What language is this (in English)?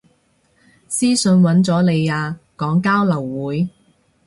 Cantonese